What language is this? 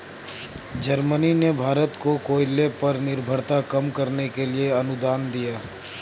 Hindi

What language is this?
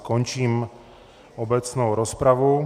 Czech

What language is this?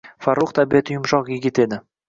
Uzbek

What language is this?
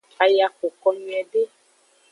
Aja (Benin)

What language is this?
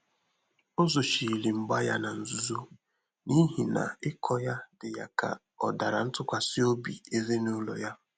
Igbo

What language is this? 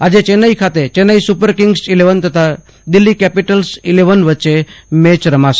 Gujarati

